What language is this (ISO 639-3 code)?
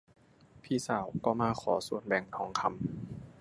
tha